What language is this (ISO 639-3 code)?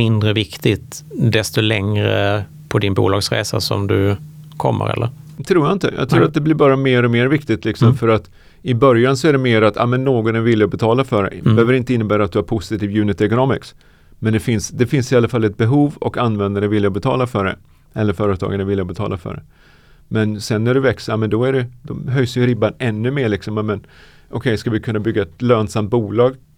swe